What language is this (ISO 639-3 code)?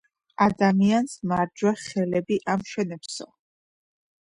kat